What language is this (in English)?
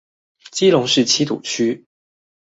Chinese